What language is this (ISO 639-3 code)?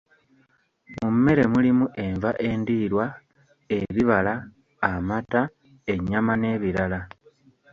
lug